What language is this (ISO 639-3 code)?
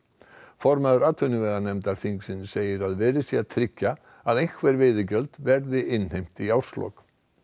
isl